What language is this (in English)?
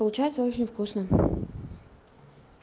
Russian